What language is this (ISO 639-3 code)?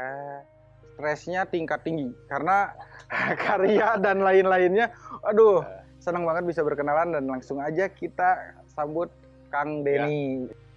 ind